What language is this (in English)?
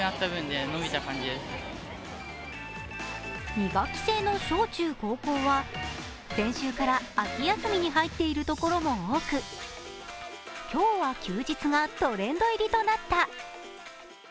Japanese